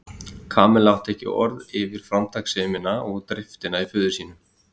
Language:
Icelandic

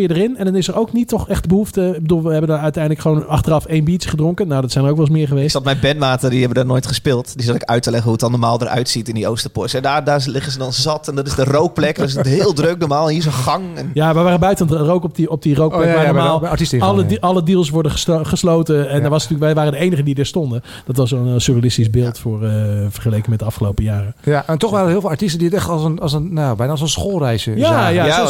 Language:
Dutch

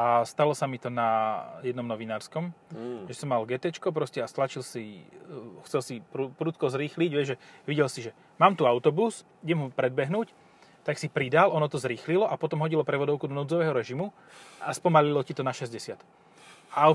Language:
Slovak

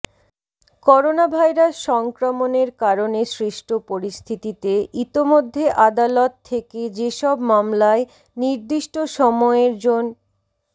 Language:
Bangla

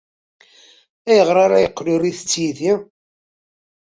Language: Kabyle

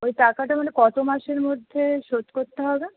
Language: Bangla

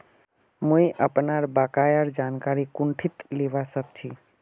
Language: Magahi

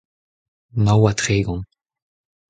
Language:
Breton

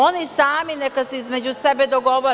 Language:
Serbian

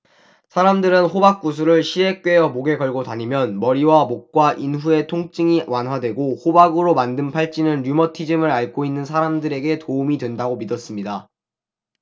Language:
Korean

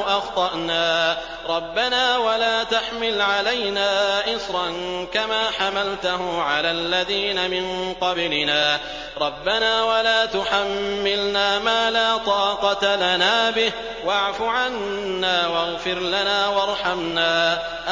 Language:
Arabic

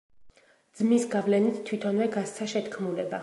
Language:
Georgian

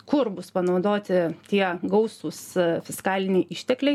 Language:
Lithuanian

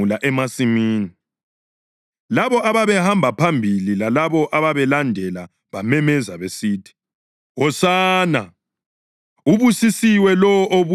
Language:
North Ndebele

